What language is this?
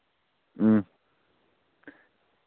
Dogri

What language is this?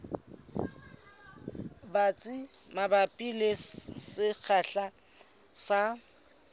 Southern Sotho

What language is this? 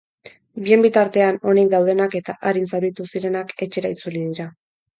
Basque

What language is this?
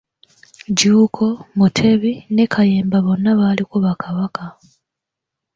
Ganda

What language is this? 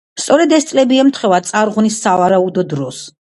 Georgian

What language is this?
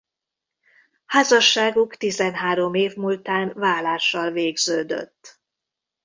Hungarian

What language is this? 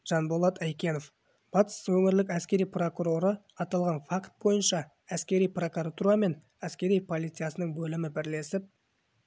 Kazakh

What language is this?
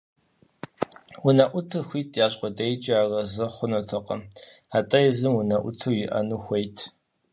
Kabardian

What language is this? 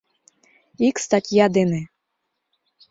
Mari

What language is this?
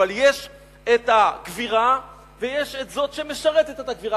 Hebrew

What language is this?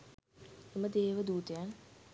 Sinhala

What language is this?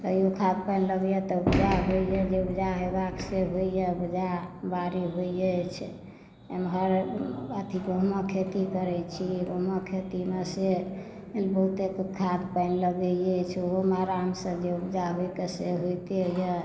Maithili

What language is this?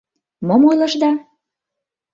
Mari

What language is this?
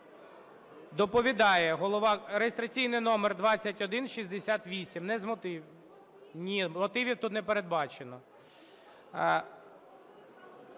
Ukrainian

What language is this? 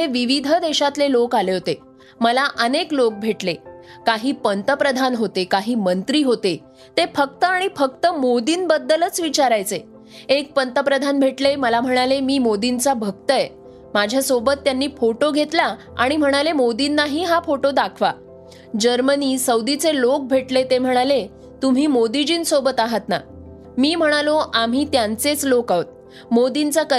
Marathi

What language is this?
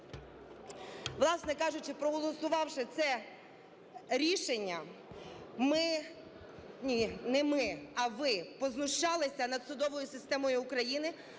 Ukrainian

